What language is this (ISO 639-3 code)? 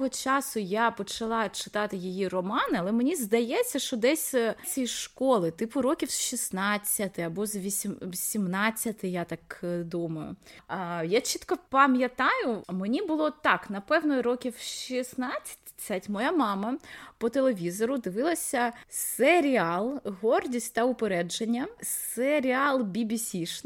ukr